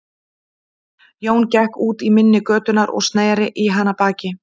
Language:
Icelandic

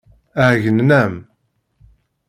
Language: Kabyle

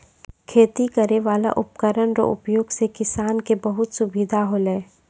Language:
Maithili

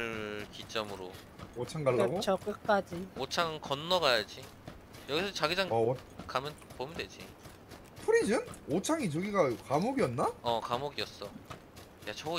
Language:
Korean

